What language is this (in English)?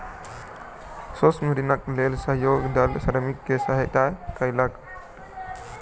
Maithili